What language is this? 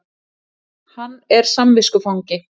Icelandic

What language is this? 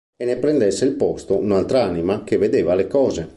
Italian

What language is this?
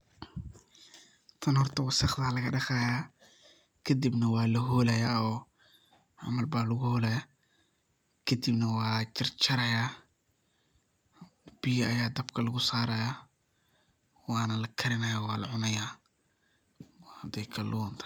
Somali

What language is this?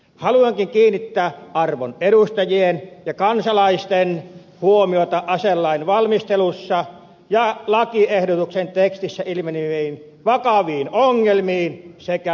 Finnish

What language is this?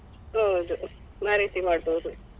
Kannada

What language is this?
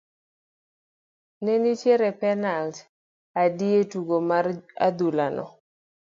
Luo (Kenya and Tanzania)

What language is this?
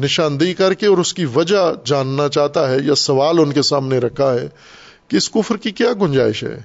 Urdu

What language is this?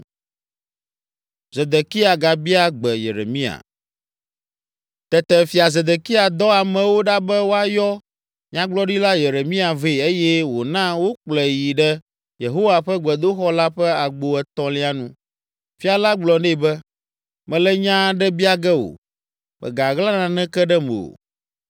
Ewe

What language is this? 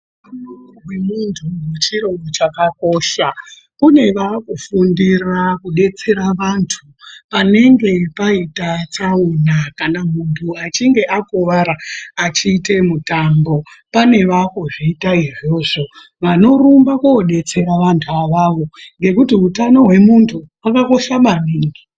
Ndau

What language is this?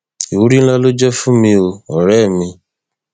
Yoruba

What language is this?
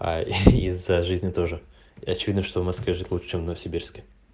Russian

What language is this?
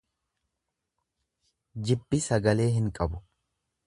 Oromo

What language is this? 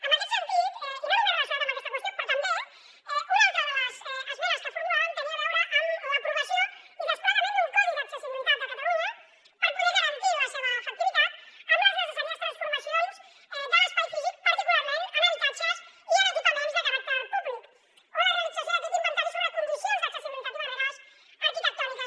Catalan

